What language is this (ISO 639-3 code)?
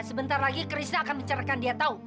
ind